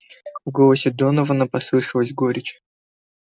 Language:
Russian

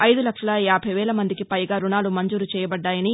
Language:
Telugu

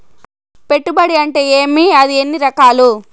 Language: Telugu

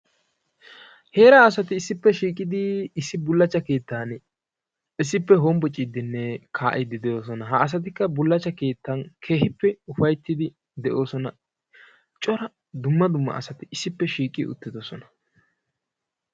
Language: Wolaytta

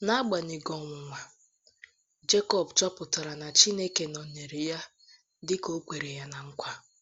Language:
Igbo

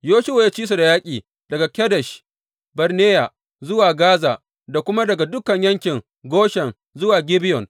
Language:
Hausa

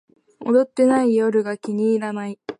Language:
Japanese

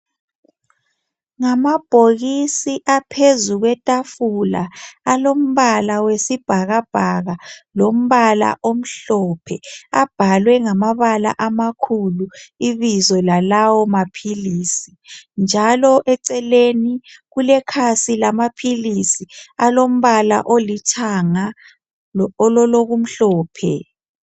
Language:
North Ndebele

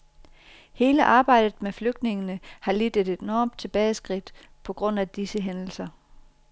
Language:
Danish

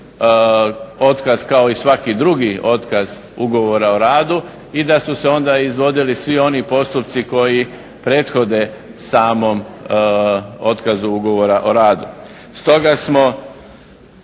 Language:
Croatian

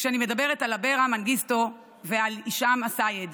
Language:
Hebrew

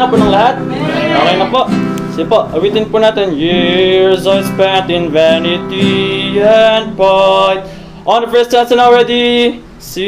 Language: Filipino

